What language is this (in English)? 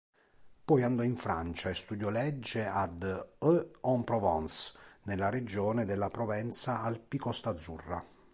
Italian